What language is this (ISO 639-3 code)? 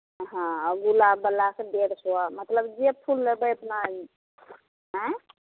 mai